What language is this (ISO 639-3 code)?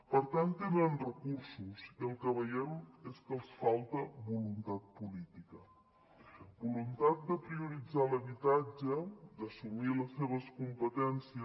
cat